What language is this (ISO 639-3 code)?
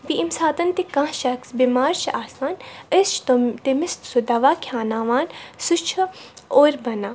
kas